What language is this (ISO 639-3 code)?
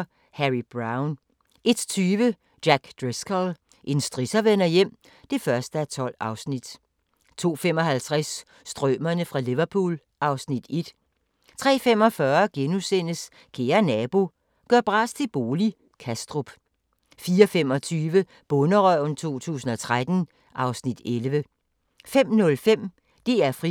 dan